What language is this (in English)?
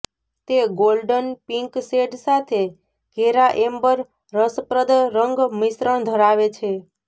Gujarati